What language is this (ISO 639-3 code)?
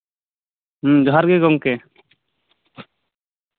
sat